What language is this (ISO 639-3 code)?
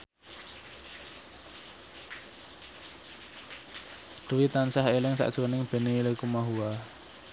jav